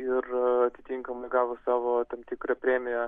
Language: Lithuanian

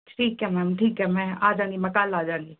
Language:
Punjabi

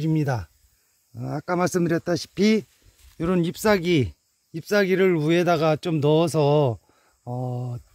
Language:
Korean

